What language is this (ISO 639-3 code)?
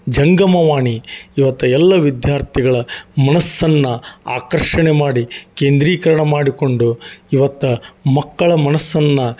kan